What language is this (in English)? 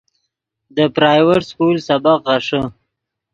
Yidgha